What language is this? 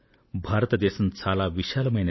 Telugu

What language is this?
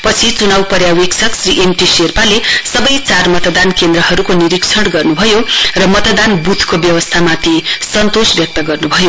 Nepali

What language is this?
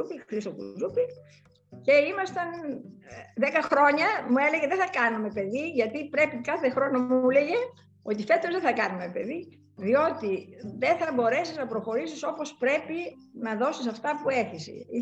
Greek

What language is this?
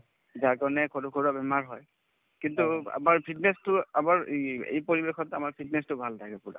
Assamese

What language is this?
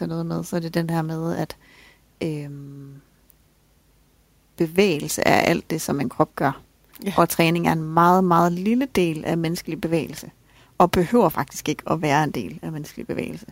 Danish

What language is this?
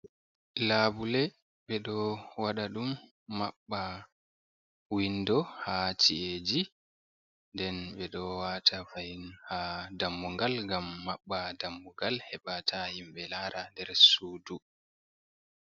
Fula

